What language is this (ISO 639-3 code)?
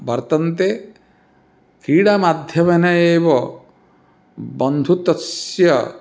san